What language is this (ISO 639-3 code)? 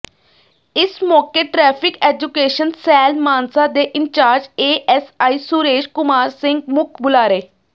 pan